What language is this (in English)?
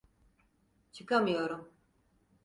Turkish